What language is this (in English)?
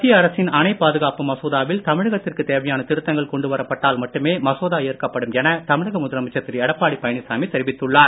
Tamil